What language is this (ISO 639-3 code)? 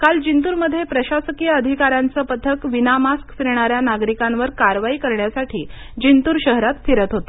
mar